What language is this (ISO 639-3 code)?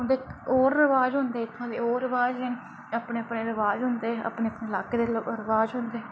doi